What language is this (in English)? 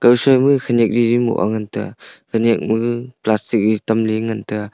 Wancho Naga